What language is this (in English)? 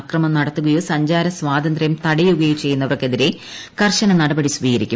Malayalam